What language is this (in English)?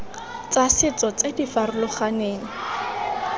Tswana